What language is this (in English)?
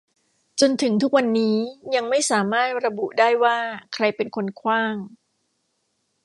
Thai